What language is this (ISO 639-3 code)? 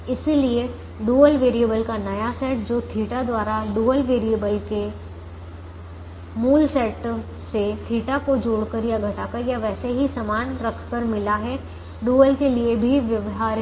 hin